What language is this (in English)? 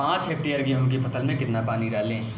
Hindi